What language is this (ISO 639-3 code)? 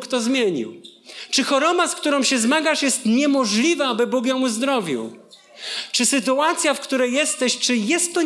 pol